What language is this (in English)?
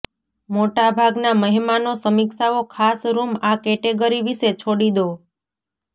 Gujarati